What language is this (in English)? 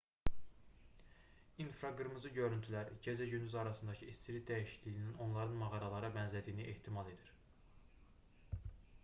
Azerbaijani